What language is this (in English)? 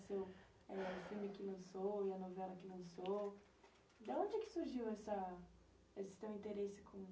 Portuguese